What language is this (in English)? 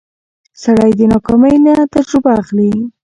Pashto